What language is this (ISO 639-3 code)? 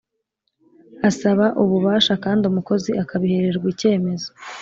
kin